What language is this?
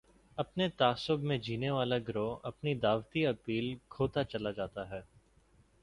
Urdu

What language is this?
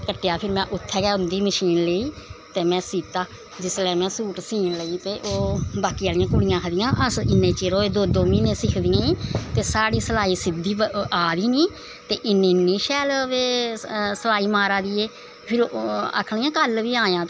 Dogri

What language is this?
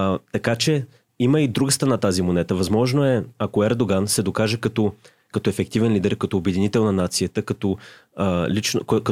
Bulgarian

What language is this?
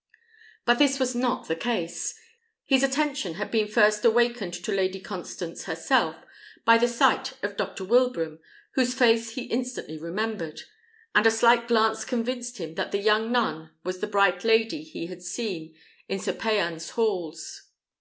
English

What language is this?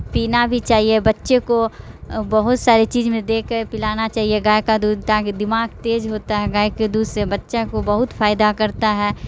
Urdu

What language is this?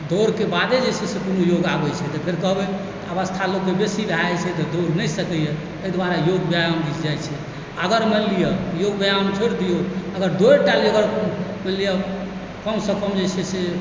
Maithili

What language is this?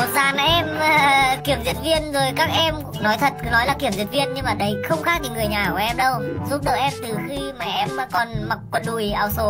Vietnamese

